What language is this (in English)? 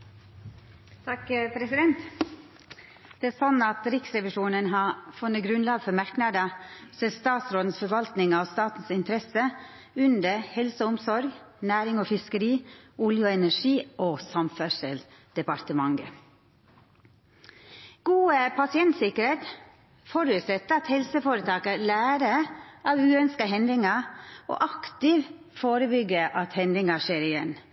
Norwegian Nynorsk